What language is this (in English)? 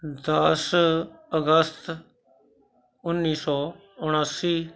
Punjabi